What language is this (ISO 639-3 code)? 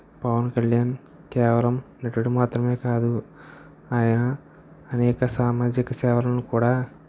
tel